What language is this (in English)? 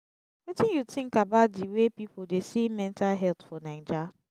Nigerian Pidgin